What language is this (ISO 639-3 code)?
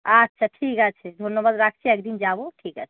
ben